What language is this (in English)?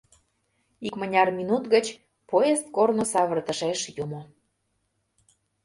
Mari